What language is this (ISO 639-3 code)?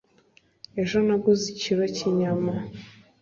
kin